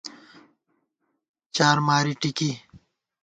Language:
Gawar-Bati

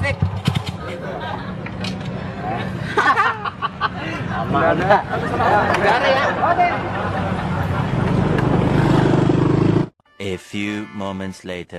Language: Indonesian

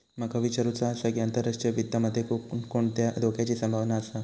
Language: Marathi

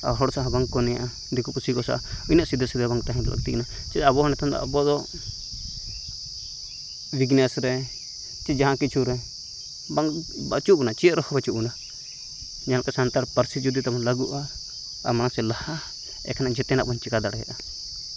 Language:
Santali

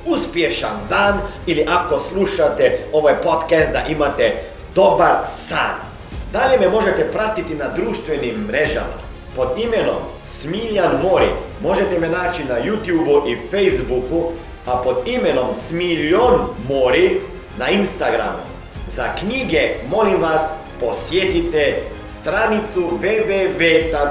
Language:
Croatian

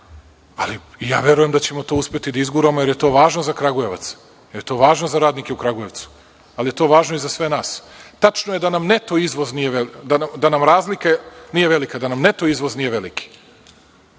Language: Serbian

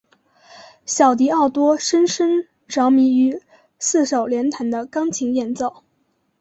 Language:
Chinese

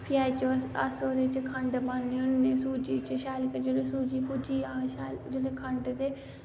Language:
Dogri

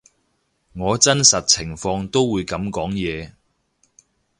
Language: Cantonese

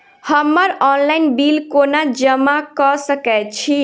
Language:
Maithili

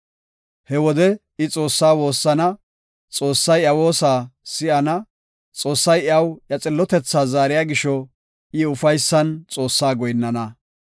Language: Gofa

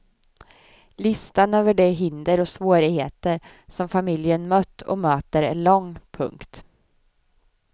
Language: Swedish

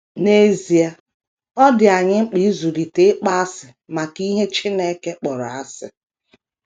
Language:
Igbo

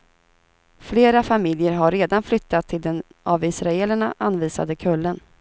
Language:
Swedish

